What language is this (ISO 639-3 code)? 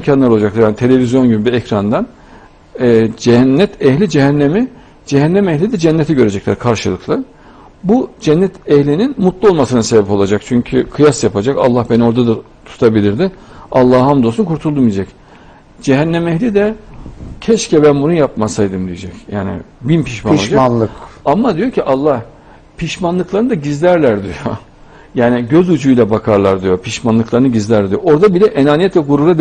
tur